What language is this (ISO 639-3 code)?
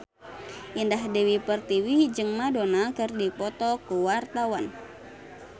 sun